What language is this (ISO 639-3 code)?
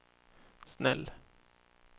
swe